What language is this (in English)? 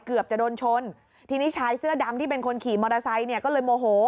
Thai